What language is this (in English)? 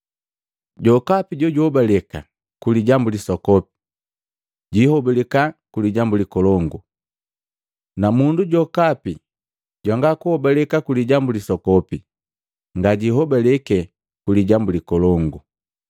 Matengo